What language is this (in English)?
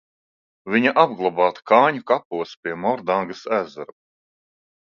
Latvian